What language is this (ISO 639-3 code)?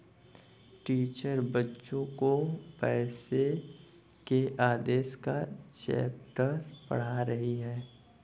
hin